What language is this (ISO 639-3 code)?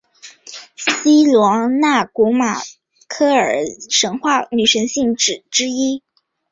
zho